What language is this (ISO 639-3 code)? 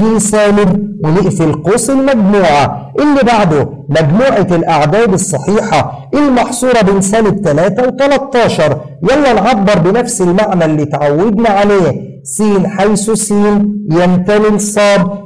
ara